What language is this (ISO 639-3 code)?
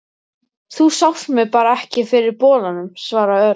isl